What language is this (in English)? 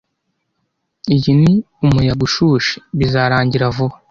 Kinyarwanda